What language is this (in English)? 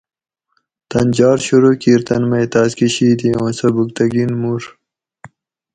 Gawri